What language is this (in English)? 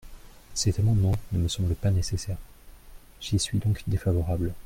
French